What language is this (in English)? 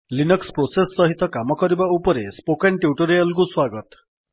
Odia